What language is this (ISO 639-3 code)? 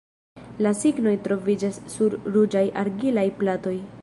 epo